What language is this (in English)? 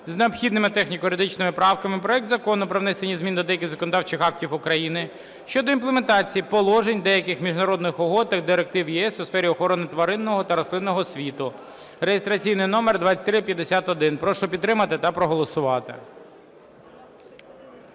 Ukrainian